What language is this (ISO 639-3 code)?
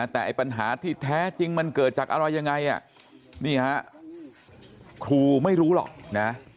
tha